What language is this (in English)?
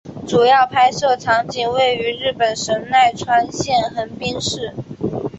Chinese